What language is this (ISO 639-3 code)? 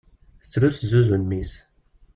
kab